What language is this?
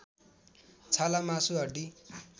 Nepali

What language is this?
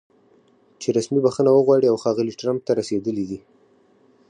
Pashto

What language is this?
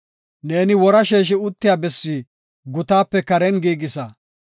Gofa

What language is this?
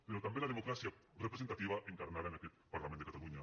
Catalan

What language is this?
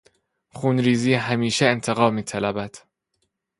Persian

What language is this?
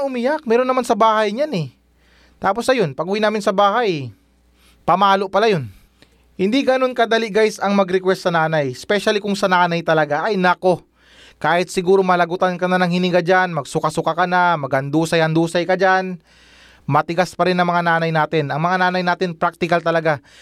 Filipino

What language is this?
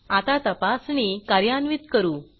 Marathi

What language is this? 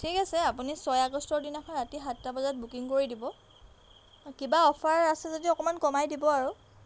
Assamese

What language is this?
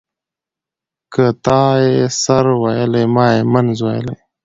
Pashto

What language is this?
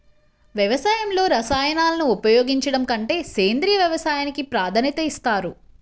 Telugu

